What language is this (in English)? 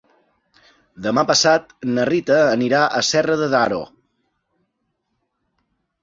Catalan